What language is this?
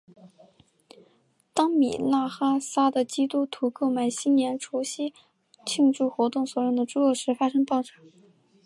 Chinese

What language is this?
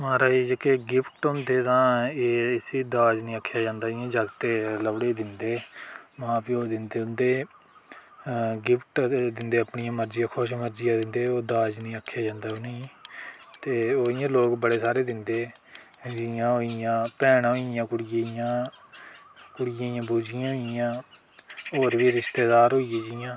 Dogri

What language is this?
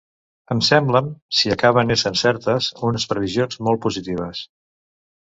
Catalan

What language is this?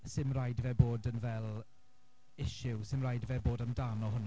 Welsh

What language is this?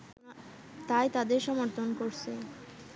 Bangla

